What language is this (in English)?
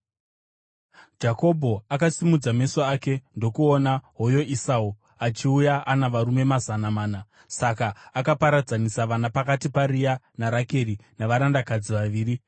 Shona